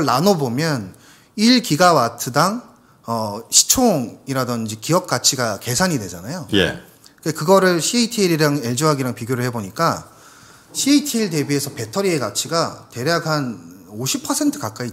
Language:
Korean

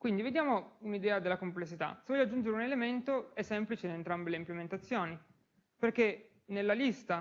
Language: Italian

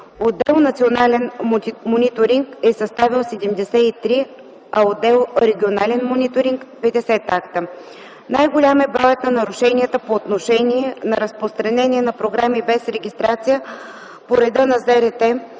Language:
Bulgarian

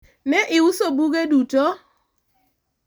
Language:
Luo (Kenya and Tanzania)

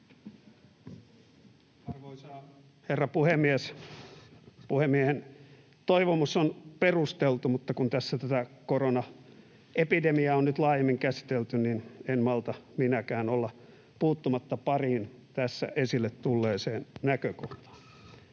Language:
Finnish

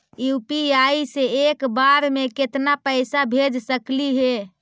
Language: Magahi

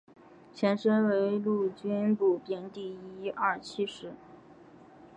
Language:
Chinese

